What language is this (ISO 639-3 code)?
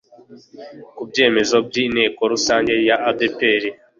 kin